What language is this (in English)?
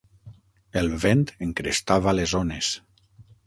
Catalan